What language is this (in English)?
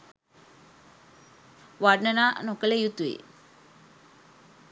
Sinhala